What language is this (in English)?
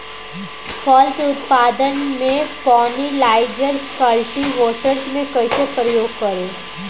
Bhojpuri